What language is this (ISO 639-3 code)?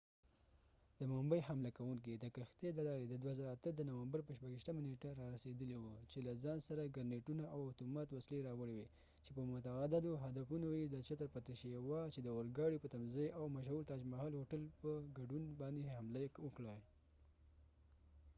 pus